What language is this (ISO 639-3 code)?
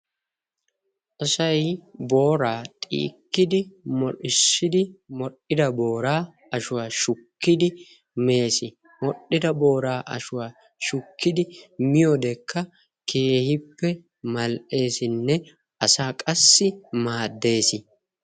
wal